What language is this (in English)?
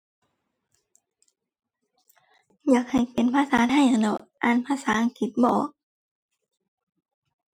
Thai